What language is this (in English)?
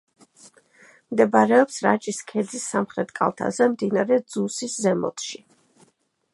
Georgian